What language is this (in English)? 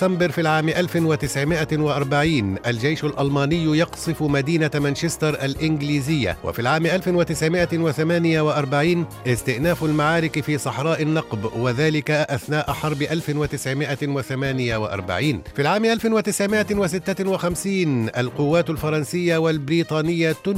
Arabic